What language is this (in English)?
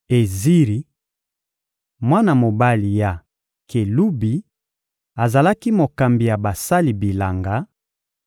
Lingala